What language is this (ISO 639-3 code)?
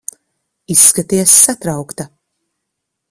lav